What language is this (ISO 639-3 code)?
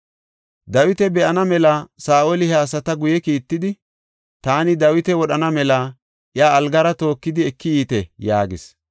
gof